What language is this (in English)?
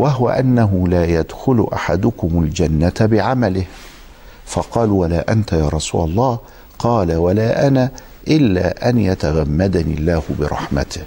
Arabic